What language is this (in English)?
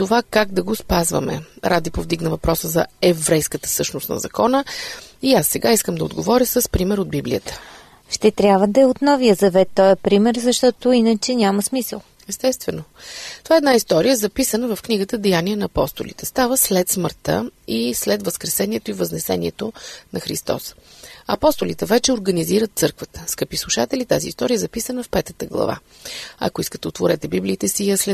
Bulgarian